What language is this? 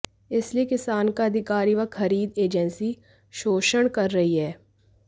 Hindi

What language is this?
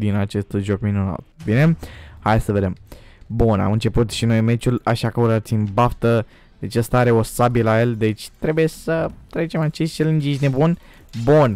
Romanian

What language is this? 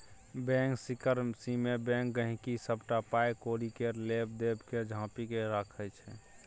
Maithili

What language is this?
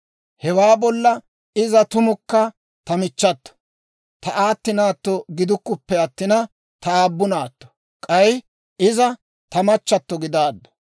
Dawro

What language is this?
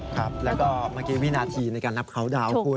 Thai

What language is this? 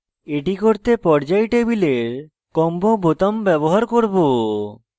Bangla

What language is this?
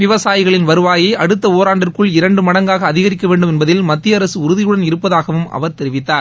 Tamil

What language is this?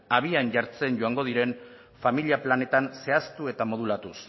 Basque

